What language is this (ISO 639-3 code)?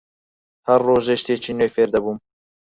ckb